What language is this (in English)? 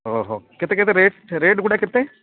Odia